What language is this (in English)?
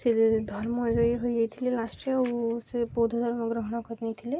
Odia